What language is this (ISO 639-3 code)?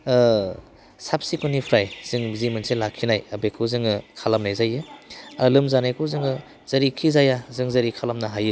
brx